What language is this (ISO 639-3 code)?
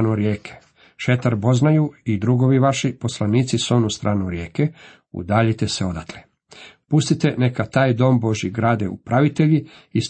hrv